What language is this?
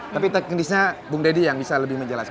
Indonesian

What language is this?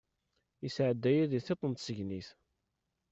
Kabyle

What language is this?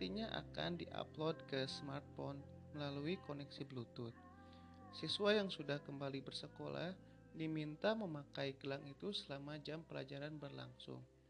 Indonesian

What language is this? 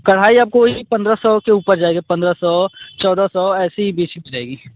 Hindi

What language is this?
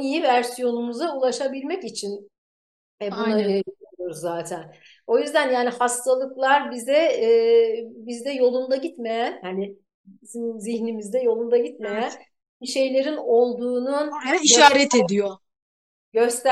Turkish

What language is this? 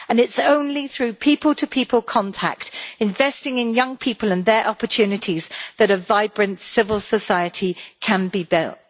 English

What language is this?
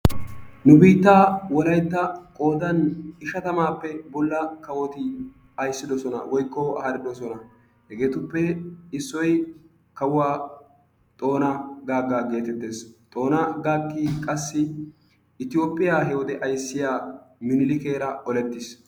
Wolaytta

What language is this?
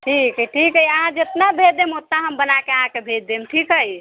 Maithili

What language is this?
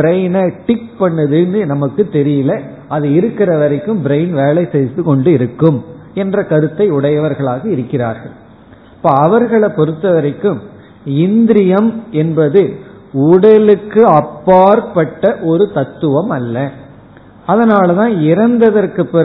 Tamil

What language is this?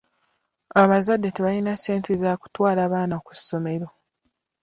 Ganda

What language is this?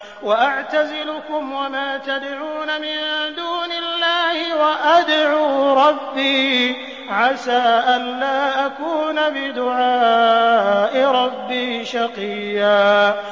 Arabic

